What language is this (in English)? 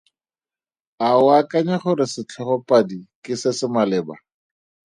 Tswana